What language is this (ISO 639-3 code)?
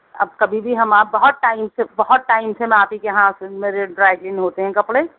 urd